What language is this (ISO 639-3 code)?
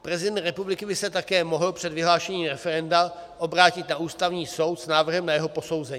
ces